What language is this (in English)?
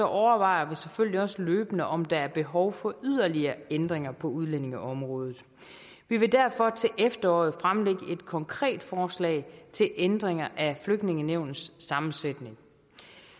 Danish